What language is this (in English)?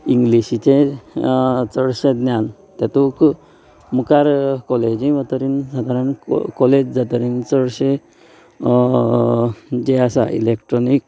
Konkani